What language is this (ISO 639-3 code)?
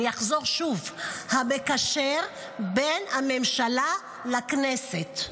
heb